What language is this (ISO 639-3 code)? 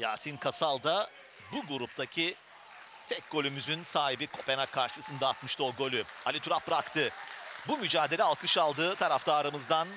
tur